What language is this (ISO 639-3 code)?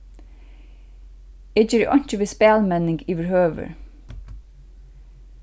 fao